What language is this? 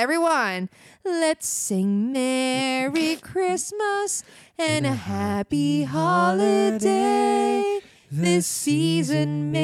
Filipino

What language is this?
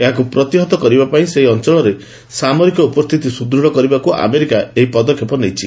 Odia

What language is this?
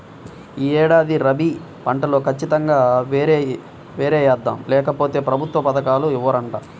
Telugu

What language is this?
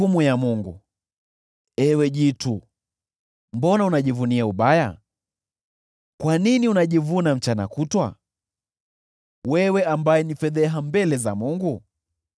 Swahili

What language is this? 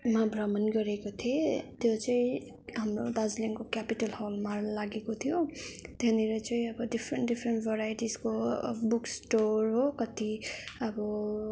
Nepali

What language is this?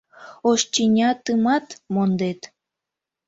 Mari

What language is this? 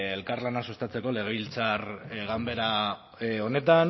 Basque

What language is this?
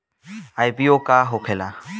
Bhojpuri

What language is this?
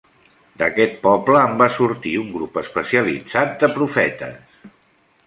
Catalan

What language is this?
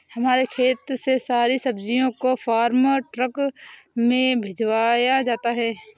Hindi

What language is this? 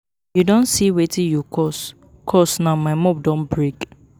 Nigerian Pidgin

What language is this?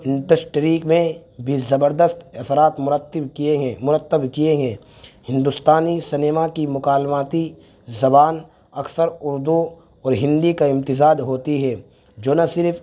Urdu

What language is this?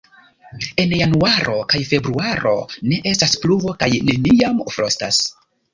Esperanto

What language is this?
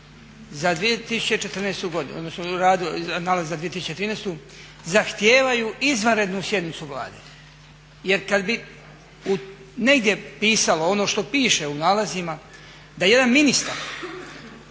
Croatian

